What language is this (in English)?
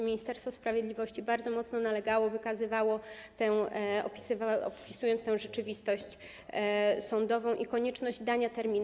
Polish